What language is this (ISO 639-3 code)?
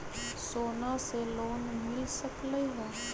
mag